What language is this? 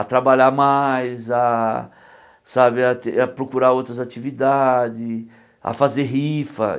Portuguese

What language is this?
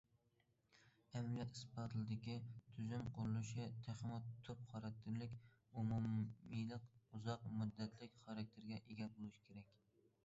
Uyghur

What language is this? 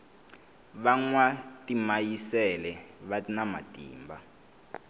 Tsonga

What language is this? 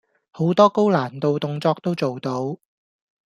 Cantonese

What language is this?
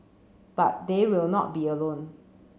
English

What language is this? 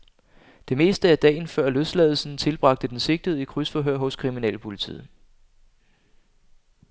Danish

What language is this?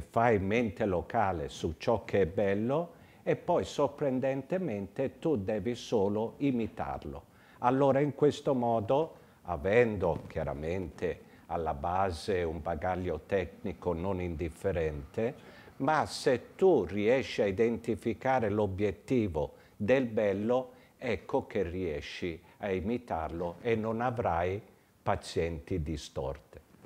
Italian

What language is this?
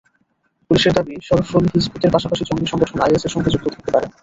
Bangla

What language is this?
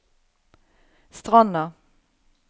Norwegian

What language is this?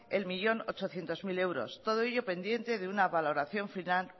Spanish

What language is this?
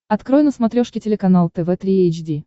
Russian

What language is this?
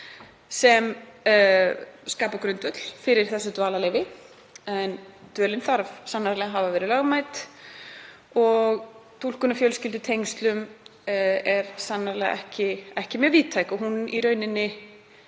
Icelandic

